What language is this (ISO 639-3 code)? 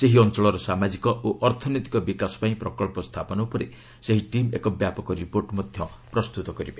ori